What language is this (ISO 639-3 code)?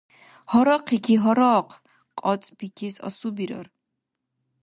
dar